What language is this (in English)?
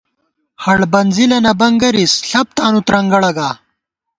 Gawar-Bati